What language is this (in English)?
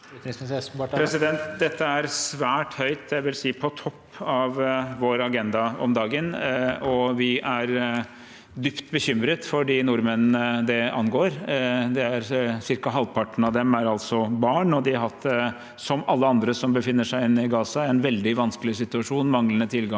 Norwegian